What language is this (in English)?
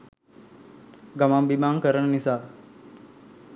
Sinhala